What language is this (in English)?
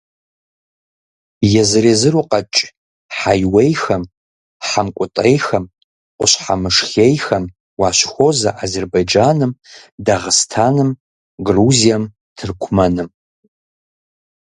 Kabardian